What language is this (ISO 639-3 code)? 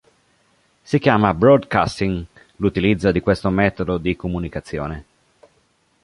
ita